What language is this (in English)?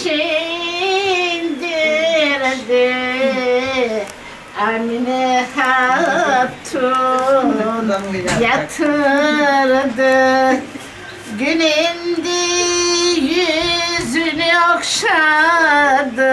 Turkish